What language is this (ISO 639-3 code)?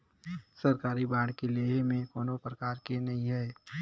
hne